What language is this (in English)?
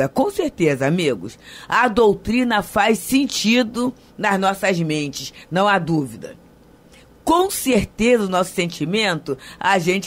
Portuguese